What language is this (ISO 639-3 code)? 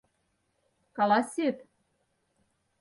chm